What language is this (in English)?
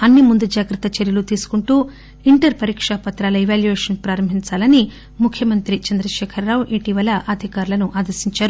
Telugu